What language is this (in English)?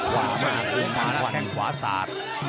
Thai